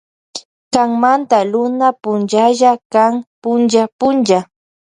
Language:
Loja Highland Quichua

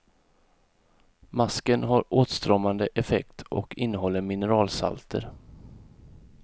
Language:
Swedish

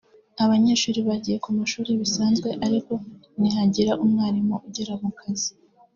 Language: Kinyarwanda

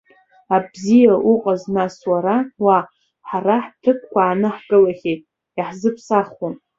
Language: Abkhazian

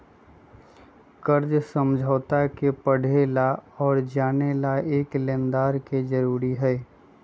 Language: Magahi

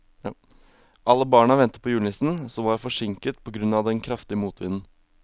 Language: Norwegian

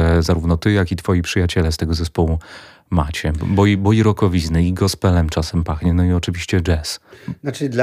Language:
Polish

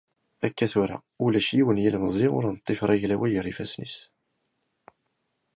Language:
Kabyle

